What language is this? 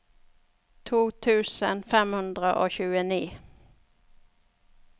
Norwegian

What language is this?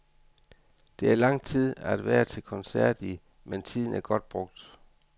Danish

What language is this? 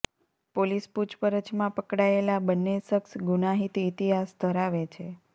Gujarati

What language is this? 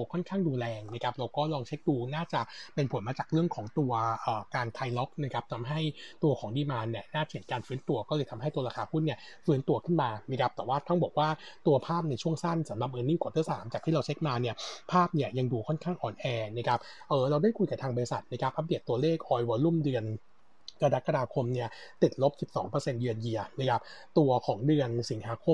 Thai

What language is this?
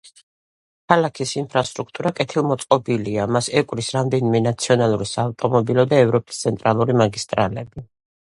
Georgian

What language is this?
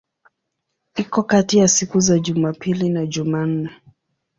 Swahili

